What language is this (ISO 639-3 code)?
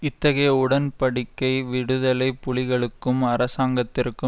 tam